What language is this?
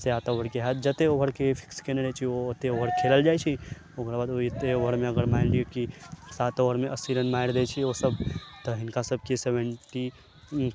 Maithili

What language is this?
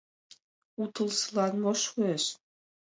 Mari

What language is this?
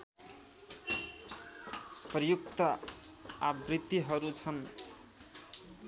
Nepali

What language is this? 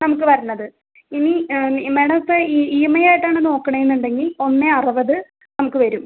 Malayalam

